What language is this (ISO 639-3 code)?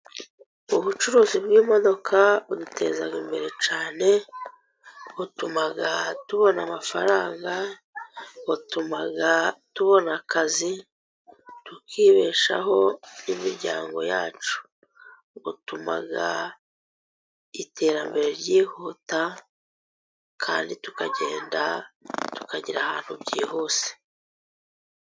kin